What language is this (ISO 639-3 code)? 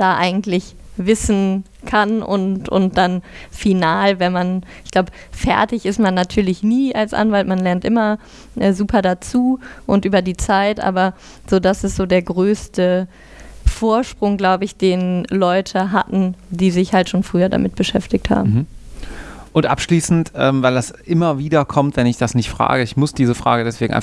deu